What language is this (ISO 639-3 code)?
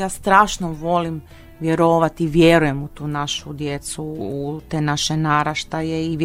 hrv